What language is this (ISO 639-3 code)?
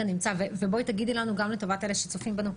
heb